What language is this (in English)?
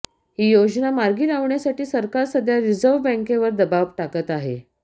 Marathi